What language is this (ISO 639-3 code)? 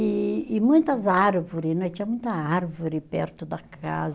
por